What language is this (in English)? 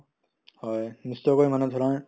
Assamese